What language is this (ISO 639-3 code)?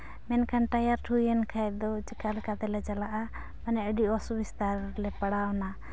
sat